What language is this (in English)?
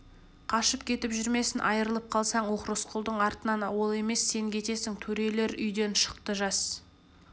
Kazakh